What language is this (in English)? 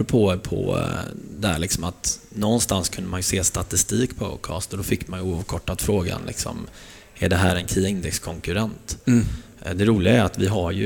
Swedish